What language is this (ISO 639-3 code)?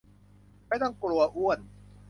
tha